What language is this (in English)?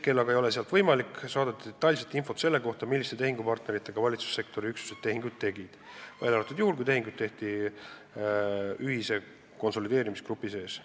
Estonian